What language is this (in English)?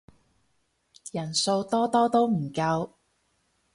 Cantonese